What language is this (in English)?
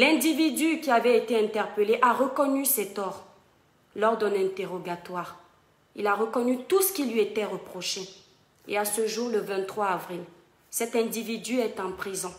French